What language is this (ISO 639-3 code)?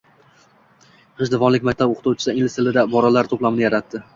uzb